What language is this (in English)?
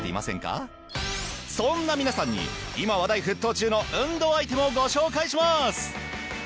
Japanese